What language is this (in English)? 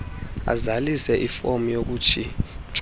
Xhosa